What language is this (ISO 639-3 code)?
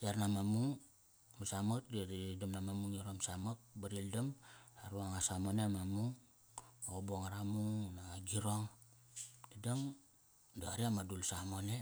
ckr